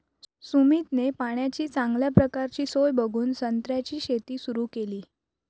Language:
Marathi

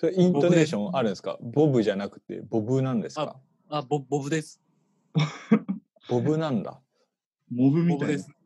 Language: Japanese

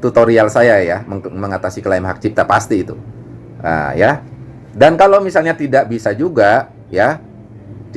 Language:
Indonesian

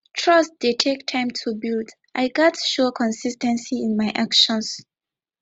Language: Nigerian Pidgin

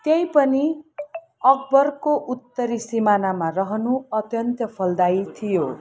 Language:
Nepali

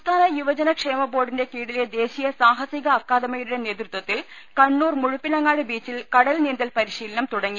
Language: Malayalam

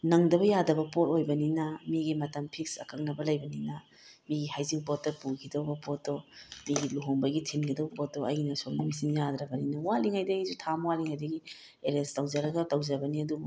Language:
Manipuri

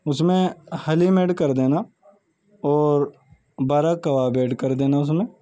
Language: Urdu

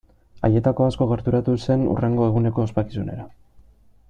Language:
Basque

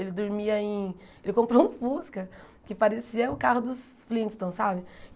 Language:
Portuguese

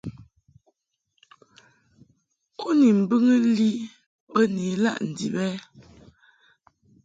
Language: Mungaka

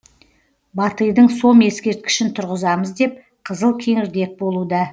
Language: Kazakh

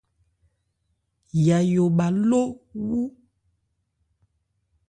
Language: Ebrié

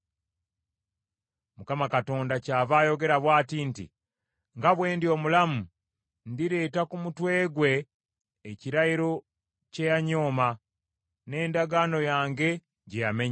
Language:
Ganda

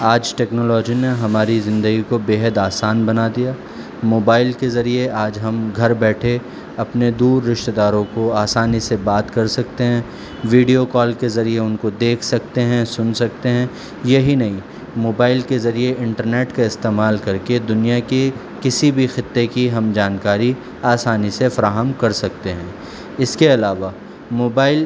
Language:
Urdu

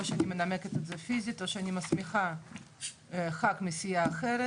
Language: Hebrew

